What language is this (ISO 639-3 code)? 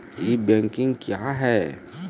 mai